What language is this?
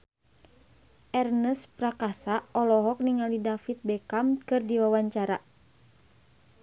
Sundanese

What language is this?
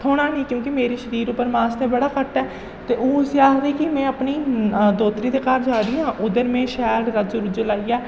Dogri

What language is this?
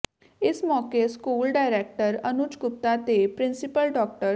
Punjabi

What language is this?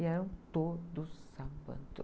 Portuguese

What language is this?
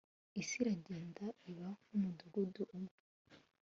Kinyarwanda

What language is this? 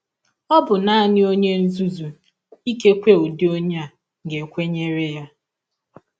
Igbo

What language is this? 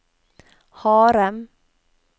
Norwegian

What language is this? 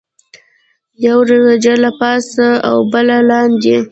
Pashto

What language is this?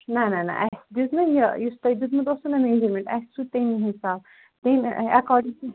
Kashmiri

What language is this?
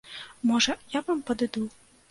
Belarusian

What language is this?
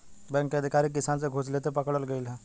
Bhojpuri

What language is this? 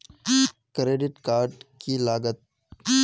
Magahi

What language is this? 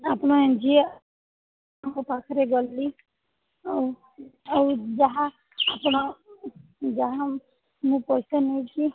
Odia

